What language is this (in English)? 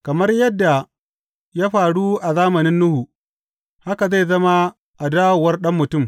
Hausa